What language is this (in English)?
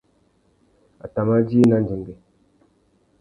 Tuki